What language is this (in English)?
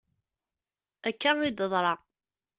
Kabyle